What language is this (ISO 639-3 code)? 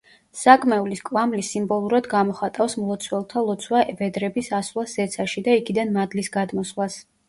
kat